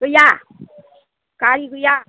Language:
Bodo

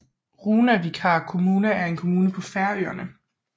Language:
Danish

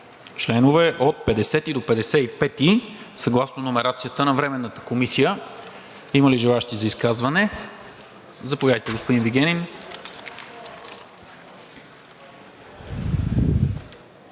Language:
Bulgarian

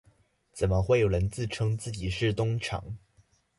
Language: Chinese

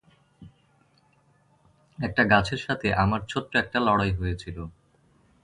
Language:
Bangla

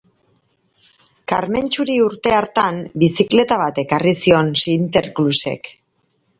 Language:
Basque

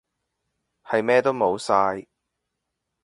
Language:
Cantonese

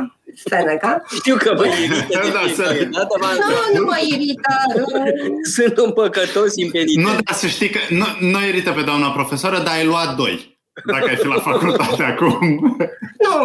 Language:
Romanian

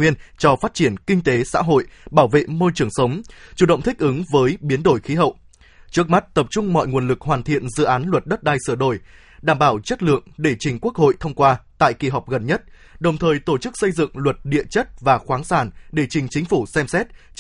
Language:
Vietnamese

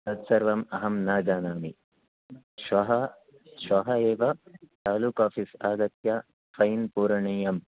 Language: Sanskrit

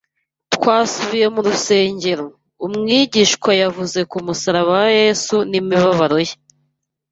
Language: Kinyarwanda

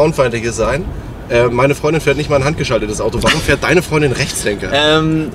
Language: German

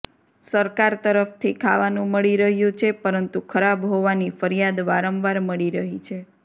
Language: Gujarati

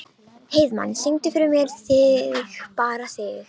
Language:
Icelandic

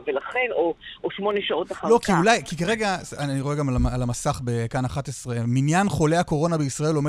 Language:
Hebrew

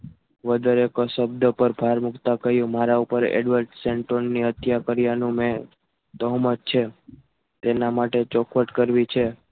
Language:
Gujarati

